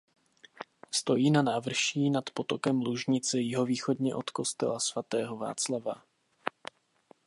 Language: Czech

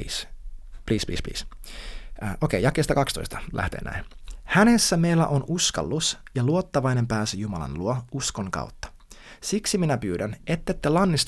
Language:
Finnish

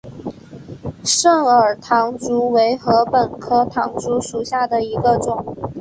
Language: Chinese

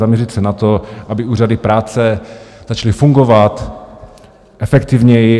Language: Czech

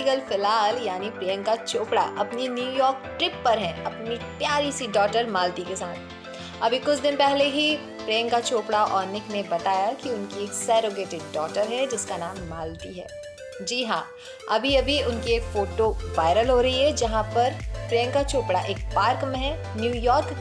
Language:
Hindi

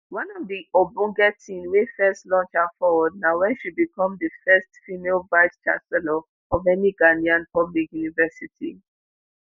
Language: Nigerian Pidgin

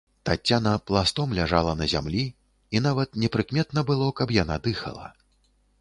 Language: Belarusian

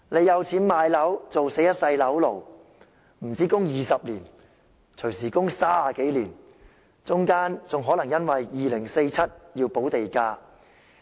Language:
Cantonese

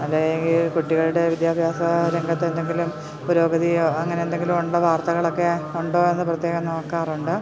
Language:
Malayalam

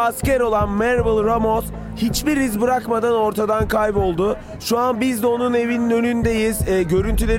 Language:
Turkish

